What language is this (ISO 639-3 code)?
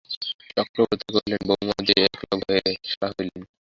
ben